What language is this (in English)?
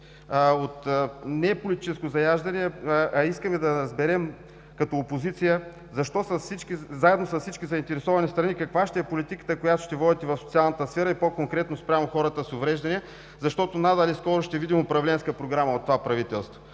Bulgarian